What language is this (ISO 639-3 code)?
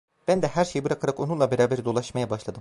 tur